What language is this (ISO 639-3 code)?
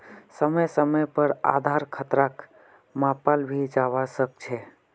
mag